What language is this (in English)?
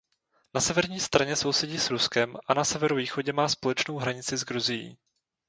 Czech